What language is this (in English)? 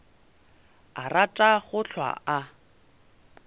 Northern Sotho